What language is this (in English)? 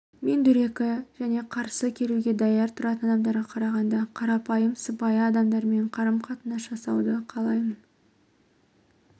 Kazakh